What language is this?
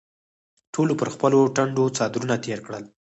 Pashto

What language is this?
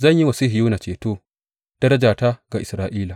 Hausa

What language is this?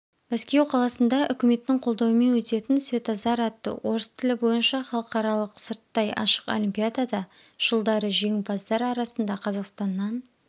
Kazakh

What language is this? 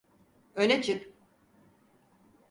Turkish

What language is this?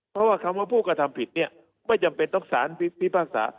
Thai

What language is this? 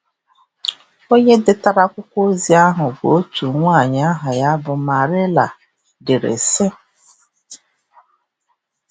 Igbo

